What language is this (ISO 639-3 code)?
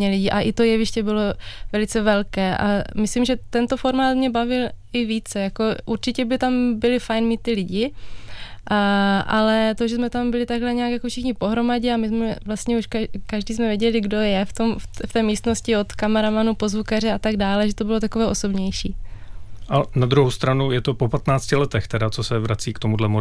ces